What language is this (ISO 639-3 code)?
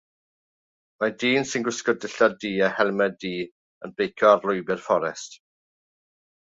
cym